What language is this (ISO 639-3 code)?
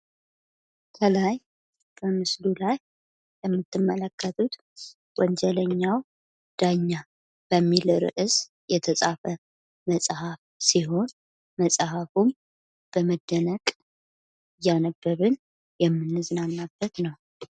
amh